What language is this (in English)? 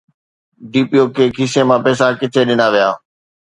Sindhi